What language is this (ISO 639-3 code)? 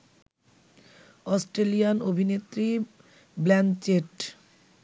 ben